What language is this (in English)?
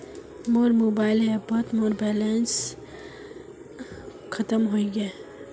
Magahi